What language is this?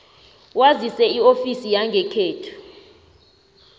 South Ndebele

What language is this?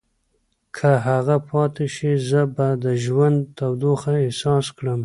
Pashto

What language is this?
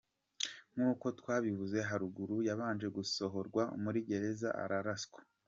Kinyarwanda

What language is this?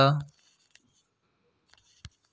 Chhattisgarhi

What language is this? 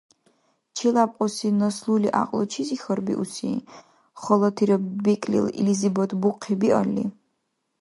Dargwa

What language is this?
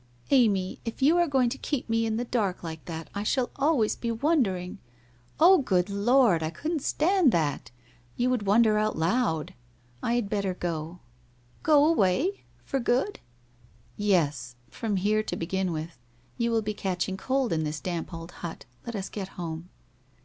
English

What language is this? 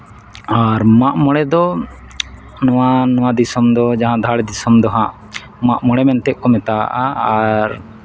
Santali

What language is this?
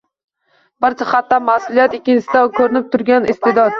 Uzbek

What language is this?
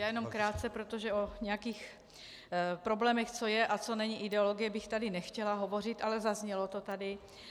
Czech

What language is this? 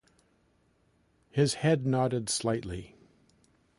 English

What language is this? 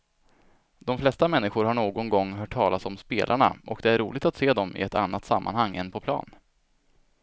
Swedish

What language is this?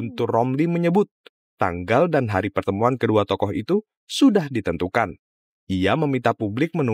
Indonesian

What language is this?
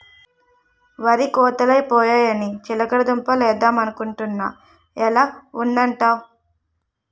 Telugu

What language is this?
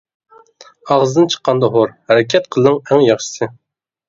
Uyghur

